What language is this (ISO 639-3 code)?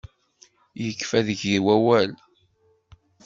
kab